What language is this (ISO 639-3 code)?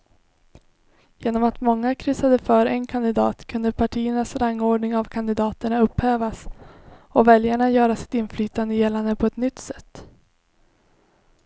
swe